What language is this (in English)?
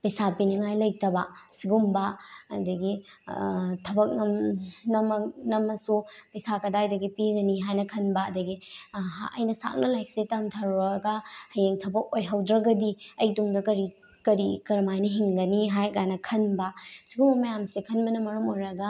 Manipuri